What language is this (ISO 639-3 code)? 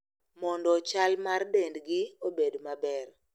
luo